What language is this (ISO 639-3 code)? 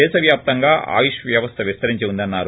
tel